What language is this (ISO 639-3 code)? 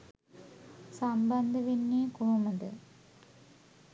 sin